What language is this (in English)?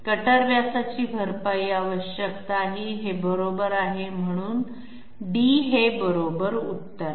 Marathi